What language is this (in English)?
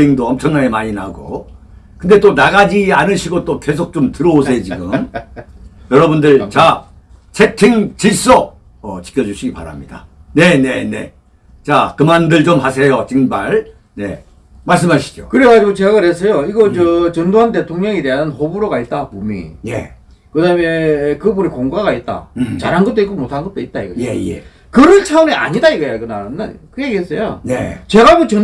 Korean